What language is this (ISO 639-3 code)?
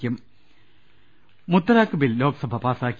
mal